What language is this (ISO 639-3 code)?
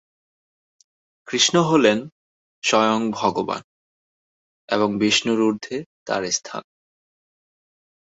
ben